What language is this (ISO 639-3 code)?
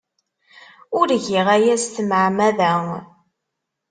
kab